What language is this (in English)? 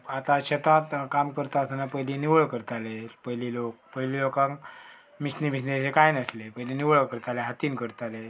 Konkani